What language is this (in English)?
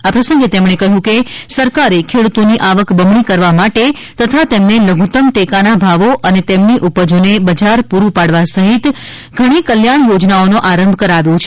Gujarati